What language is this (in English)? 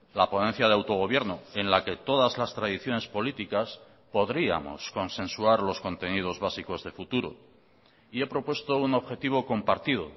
Spanish